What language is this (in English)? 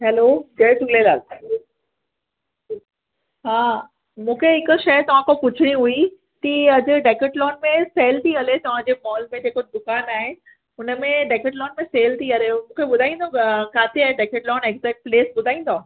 Sindhi